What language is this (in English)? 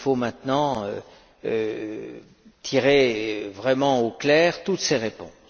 French